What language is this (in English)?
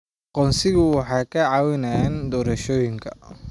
Somali